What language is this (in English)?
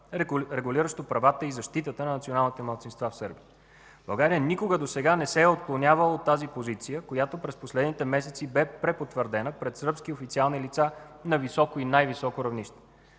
Bulgarian